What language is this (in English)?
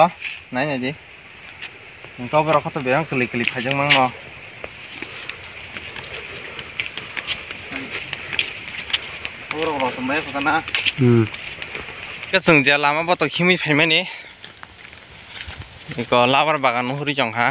Thai